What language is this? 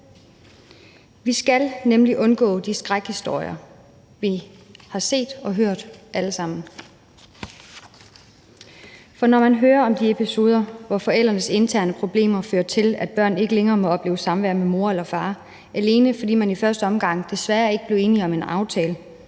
Danish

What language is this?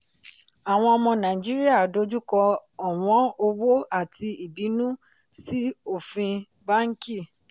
Yoruba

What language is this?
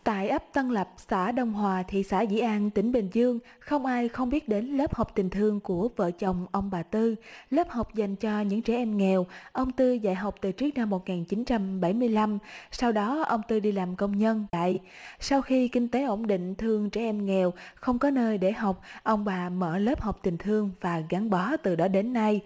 Vietnamese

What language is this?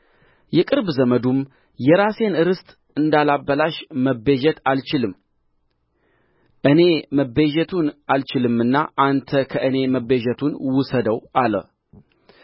Amharic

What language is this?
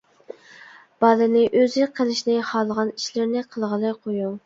Uyghur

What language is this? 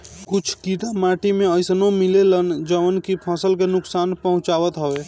Bhojpuri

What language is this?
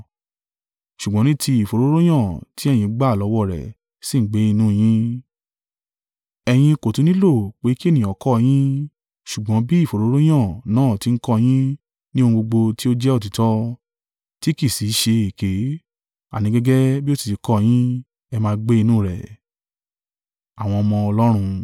Yoruba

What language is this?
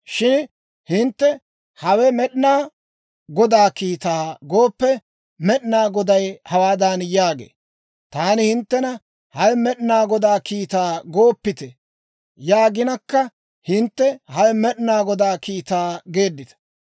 Dawro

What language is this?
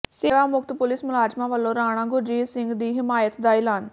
Punjabi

